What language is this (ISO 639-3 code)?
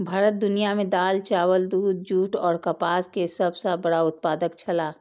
mai